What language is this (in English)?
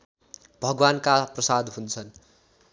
Nepali